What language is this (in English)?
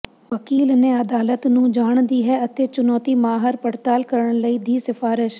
Punjabi